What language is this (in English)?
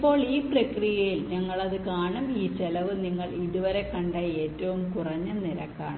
Malayalam